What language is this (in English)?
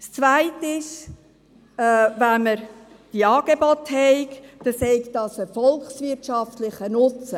Swiss German